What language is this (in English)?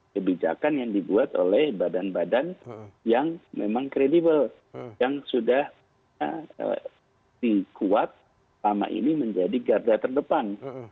Indonesian